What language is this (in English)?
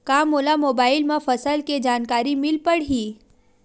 Chhattisgarhi